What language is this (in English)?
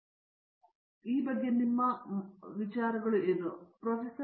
Kannada